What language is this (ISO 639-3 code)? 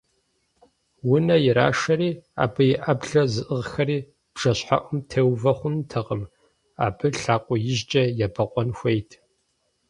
kbd